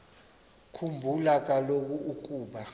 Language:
Xhosa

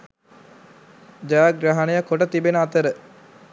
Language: Sinhala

